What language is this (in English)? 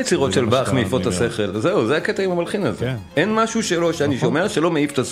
Hebrew